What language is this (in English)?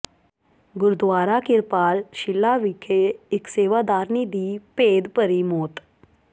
Punjabi